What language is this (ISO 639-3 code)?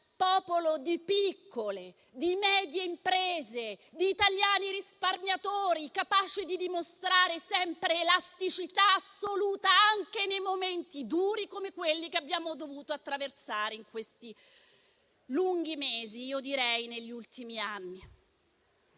ita